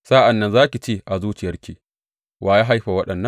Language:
Hausa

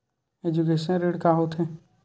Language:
Chhattisgarhi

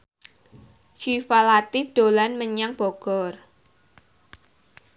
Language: Javanese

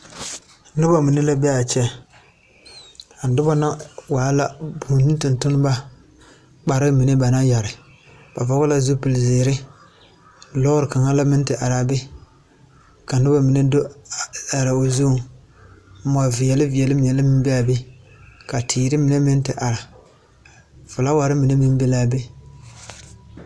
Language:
Southern Dagaare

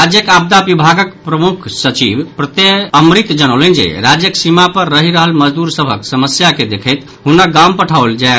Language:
Maithili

